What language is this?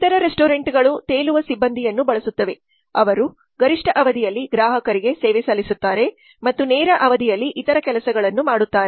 Kannada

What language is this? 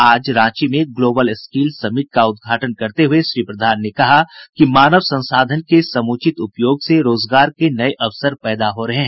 Hindi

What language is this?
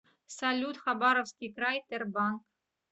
Russian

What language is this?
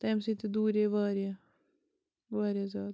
Kashmiri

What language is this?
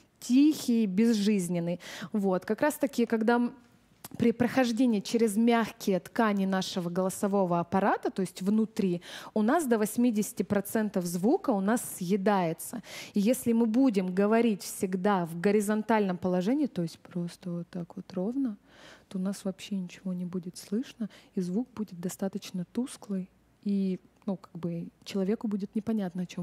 Russian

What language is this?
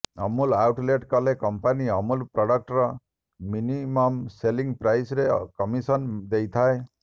Odia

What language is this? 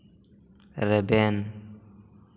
Santali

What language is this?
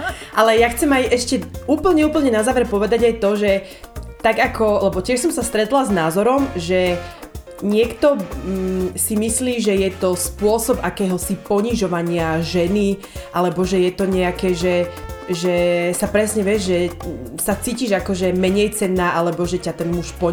Slovak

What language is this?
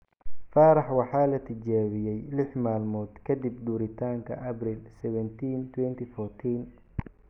Somali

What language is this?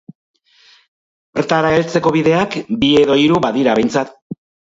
Basque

